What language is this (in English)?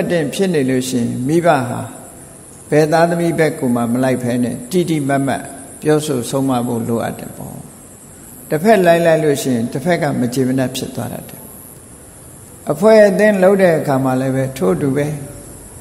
Thai